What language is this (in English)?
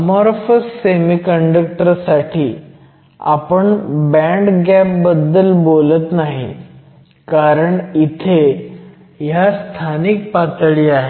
Marathi